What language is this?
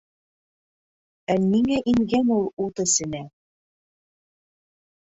Bashkir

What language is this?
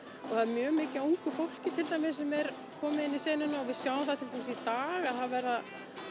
Icelandic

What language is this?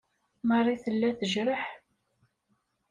Kabyle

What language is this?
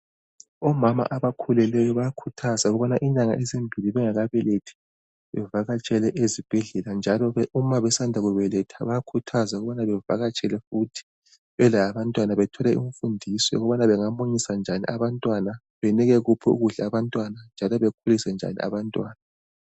North Ndebele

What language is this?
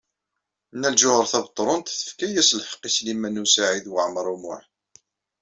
Kabyle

